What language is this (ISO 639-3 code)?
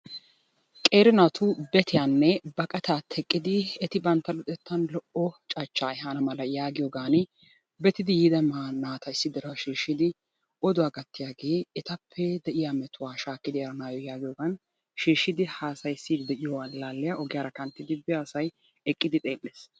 wal